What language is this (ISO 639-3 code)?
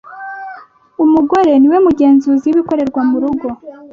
kin